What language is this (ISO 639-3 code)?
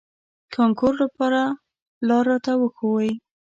pus